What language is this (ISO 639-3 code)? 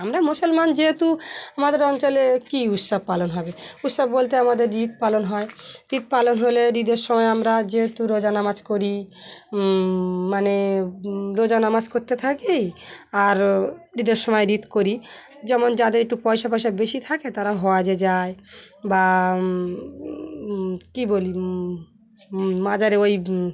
ben